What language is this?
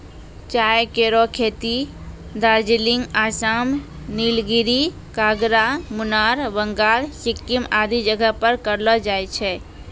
Maithili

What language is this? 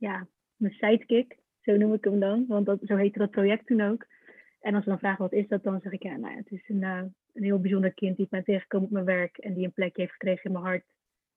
Dutch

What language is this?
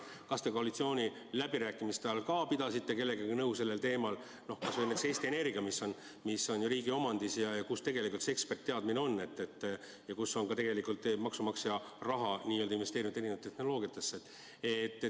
Estonian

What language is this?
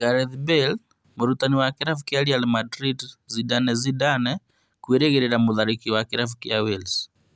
Kikuyu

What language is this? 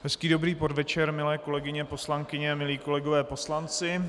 Czech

